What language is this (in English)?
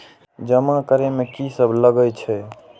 Maithili